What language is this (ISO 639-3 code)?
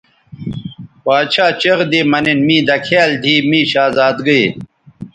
btv